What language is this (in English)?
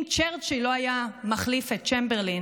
Hebrew